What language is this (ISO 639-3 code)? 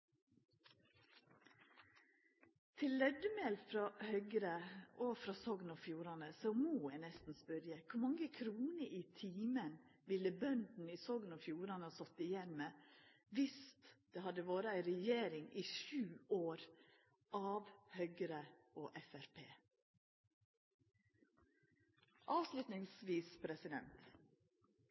nno